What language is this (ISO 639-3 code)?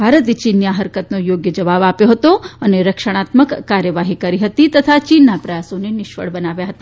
guj